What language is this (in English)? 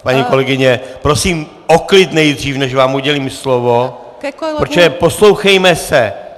Czech